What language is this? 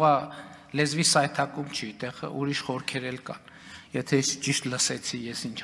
Turkish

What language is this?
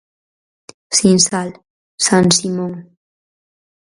Galician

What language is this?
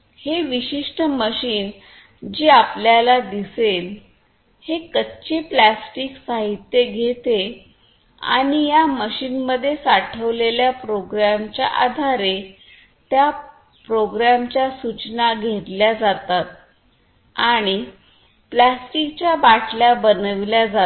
Marathi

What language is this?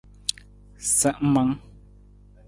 Nawdm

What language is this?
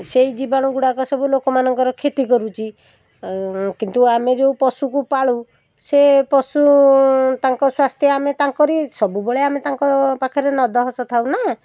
Odia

